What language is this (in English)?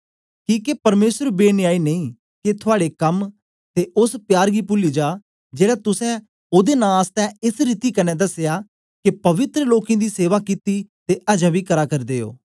Dogri